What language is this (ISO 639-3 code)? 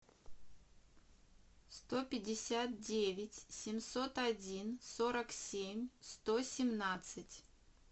rus